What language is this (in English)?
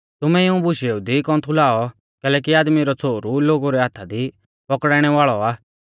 Mahasu Pahari